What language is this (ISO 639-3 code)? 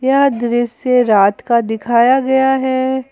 hin